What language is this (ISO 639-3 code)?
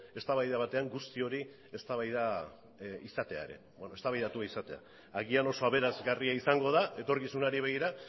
eus